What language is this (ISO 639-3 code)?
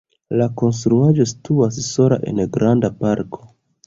epo